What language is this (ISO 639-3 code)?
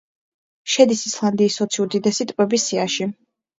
kat